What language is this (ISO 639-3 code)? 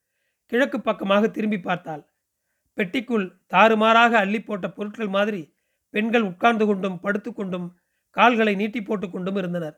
tam